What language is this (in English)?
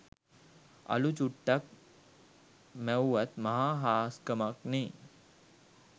Sinhala